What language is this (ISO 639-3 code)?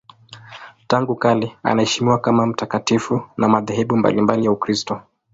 swa